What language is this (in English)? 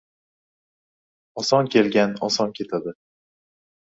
Uzbek